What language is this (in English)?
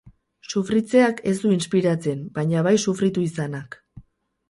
Basque